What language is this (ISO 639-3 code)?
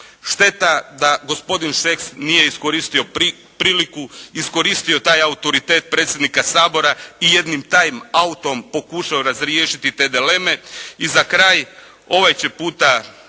hrv